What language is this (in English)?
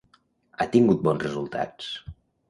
Catalan